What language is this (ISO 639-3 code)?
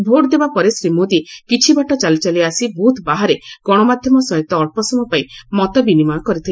ori